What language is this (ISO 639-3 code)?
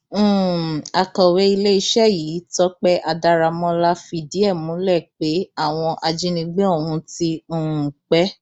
yor